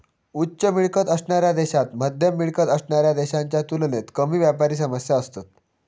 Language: Marathi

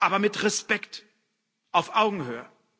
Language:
German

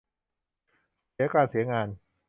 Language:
Thai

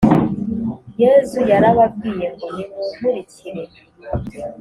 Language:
Kinyarwanda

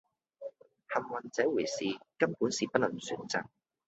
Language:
Cantonese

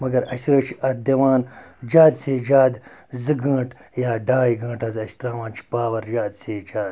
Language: Kashmiri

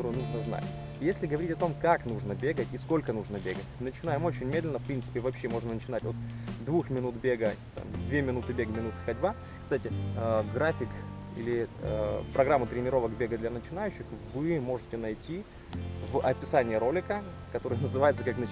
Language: Russian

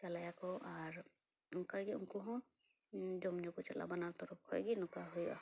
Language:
Santali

